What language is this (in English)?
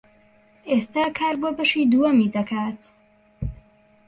Central Kurdish